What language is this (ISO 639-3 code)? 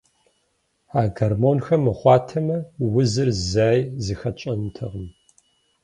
kbd